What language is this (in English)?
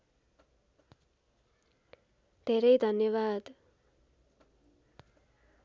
Nepali